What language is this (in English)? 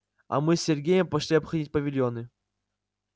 Russian